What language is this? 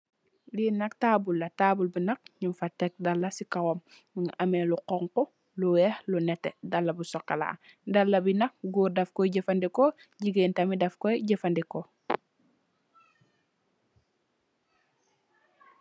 Wolof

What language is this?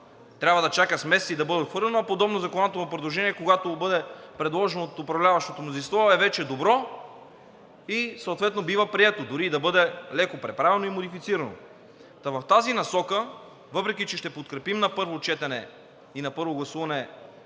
Bulgarian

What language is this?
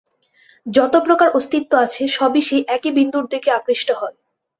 Bangla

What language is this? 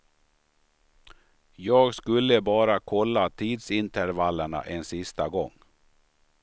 Swedish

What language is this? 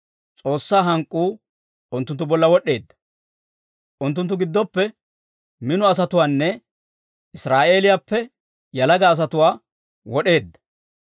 Dawro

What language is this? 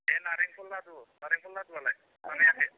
Bodo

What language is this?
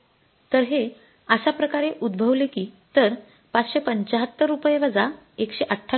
Marathi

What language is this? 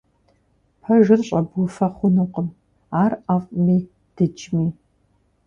Kabardian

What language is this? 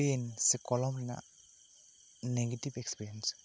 Santali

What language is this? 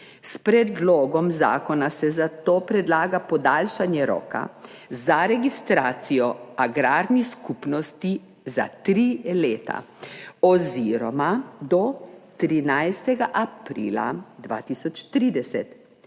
Slovenian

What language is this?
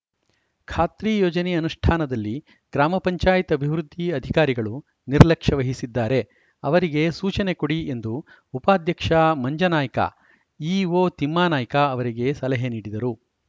Kannada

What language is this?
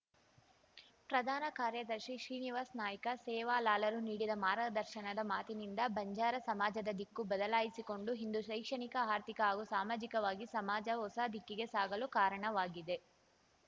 Kannada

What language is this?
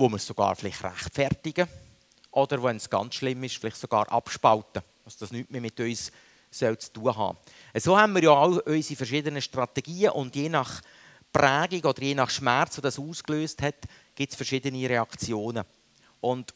German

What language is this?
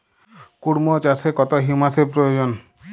Bangla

